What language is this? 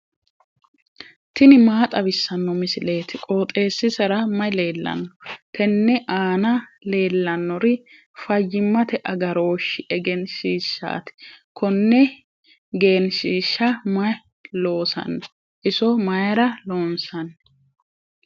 Sidamo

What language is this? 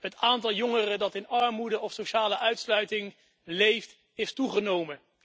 Dutch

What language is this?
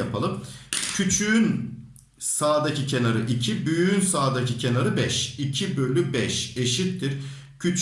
Turkish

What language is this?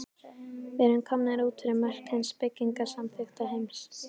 Icelandic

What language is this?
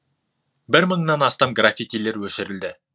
Kazakh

